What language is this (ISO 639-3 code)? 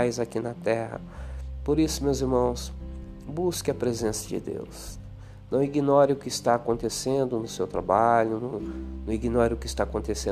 por